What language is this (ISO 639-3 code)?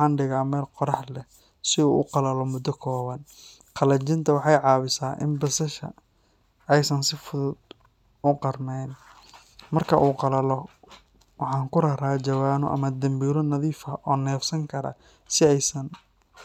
som